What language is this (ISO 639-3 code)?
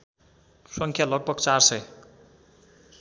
nep